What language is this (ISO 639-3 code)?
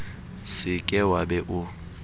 sot